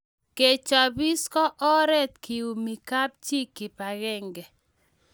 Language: Kalenjin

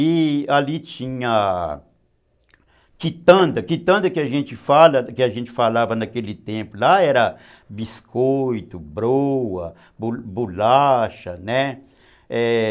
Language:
Portuguese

